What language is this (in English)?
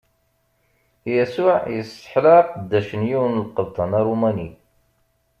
Kabyle